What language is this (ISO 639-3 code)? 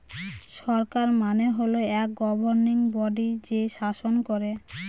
ben